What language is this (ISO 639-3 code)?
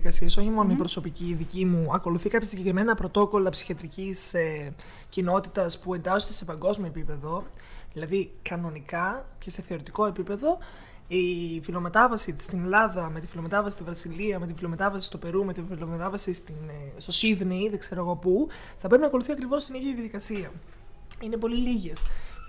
ell